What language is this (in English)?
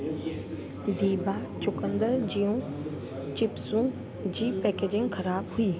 Sindhi